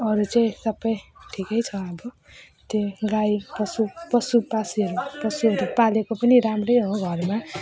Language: Nepali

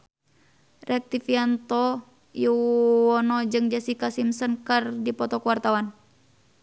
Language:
Sundanese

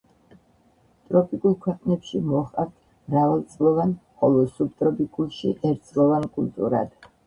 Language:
Georgian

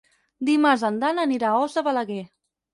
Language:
Catalan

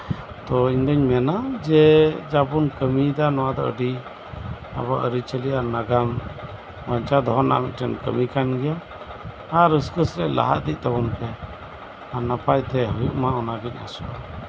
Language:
Santali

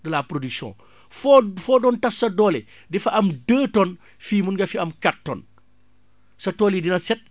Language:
Wolof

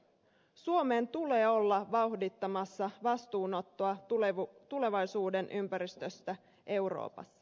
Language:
Finnish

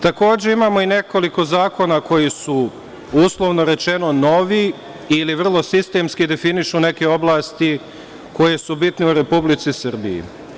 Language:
Serbian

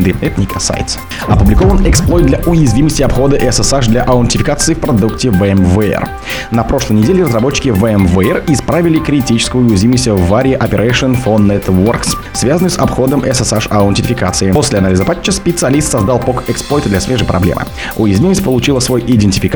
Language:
Russian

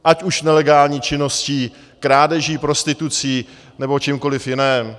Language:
Czech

